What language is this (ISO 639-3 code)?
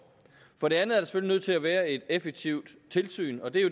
dan